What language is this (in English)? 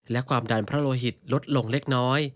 Thai